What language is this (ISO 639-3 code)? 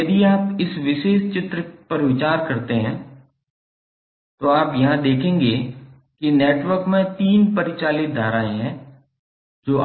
hin